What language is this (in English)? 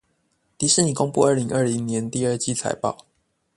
Chinese